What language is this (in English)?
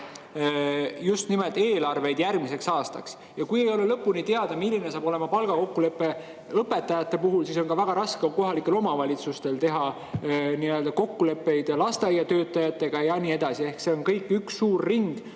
Estonian